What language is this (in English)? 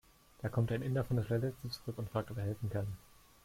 German